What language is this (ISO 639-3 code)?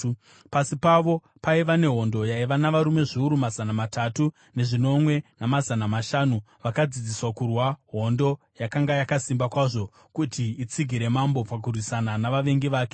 sna